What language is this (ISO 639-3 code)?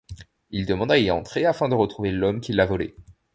fra